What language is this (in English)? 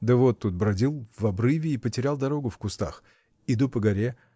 Russian